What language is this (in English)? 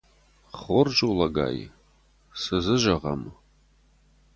Ossetic